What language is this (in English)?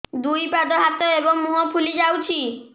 Odia